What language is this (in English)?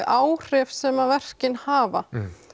Icelandic